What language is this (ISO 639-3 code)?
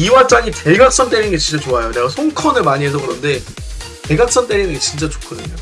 kor